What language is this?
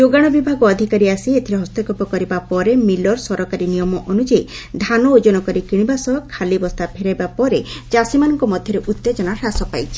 Odia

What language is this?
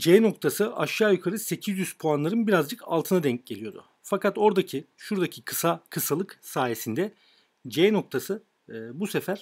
Turkish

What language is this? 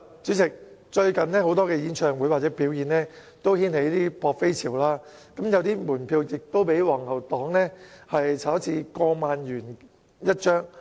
Cantonese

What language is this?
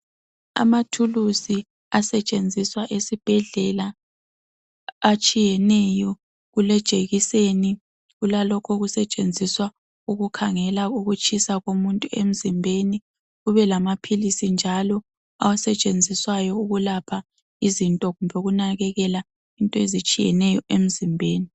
North Ndebele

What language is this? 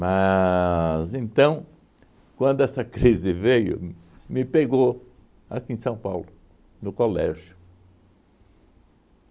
Portuguese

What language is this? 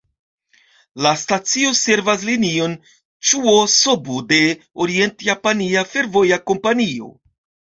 Esperanto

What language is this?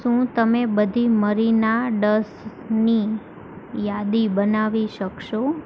Gujarati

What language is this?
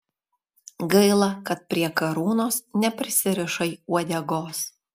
Lithuanian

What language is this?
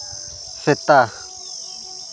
Santali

